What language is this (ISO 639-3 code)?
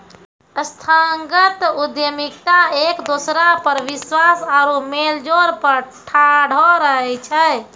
mai